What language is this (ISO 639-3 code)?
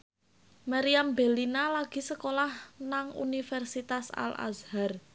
jav